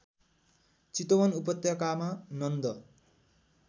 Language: Nepali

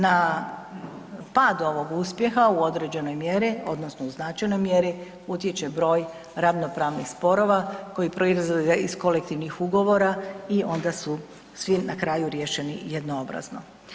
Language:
Croatian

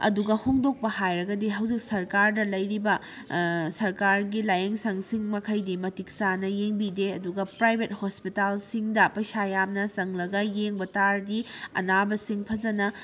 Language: Manipuri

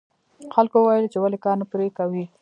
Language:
Pashto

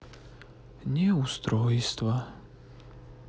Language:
Russian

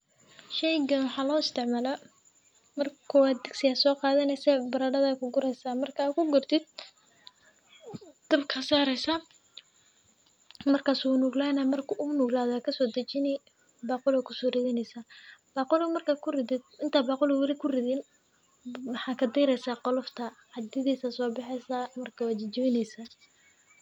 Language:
Somali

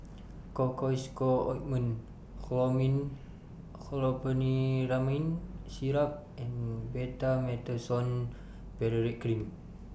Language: English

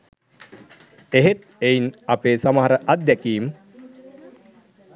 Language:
Sinhala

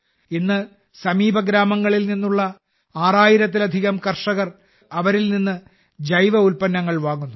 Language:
Malayalam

